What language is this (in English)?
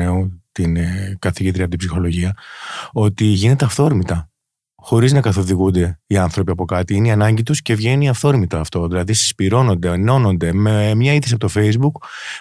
Greek